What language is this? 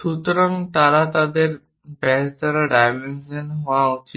Bangla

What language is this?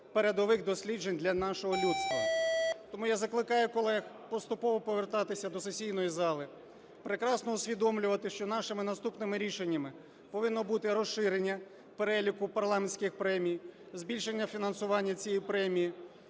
Ukrainian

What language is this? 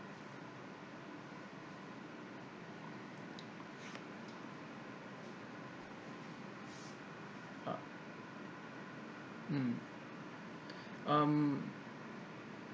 English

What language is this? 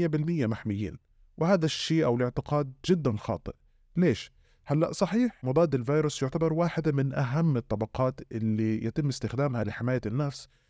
Arabic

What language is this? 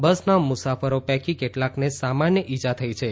Gujarati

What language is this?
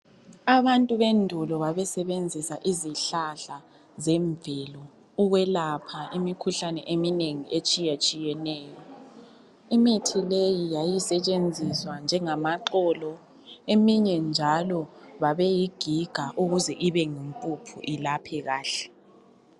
North Ndebele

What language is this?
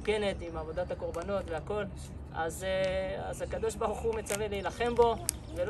Hebrew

